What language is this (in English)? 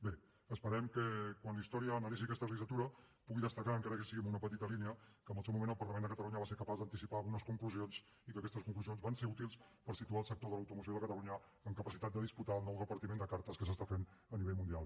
Catalan